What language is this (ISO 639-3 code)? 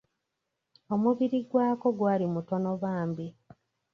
lug